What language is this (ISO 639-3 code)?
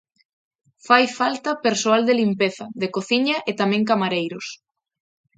glg